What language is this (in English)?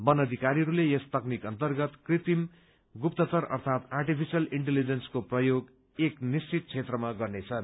Nepali